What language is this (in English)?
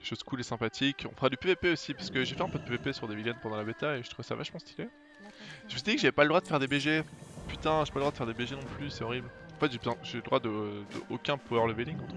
French